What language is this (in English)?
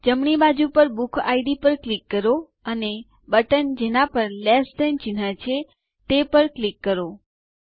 Gujarati